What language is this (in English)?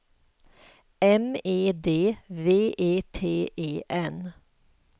Swedish